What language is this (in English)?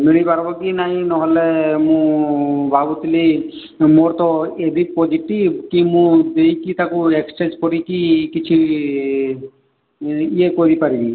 Odia